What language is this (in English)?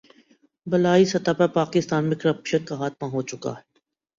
Urdu